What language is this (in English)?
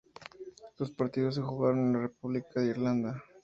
Spanish